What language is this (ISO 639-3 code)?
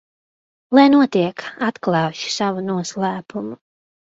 lav